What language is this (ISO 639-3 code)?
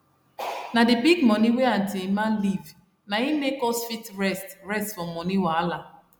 pcm